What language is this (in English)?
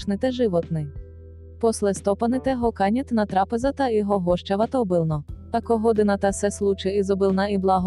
Bulgarian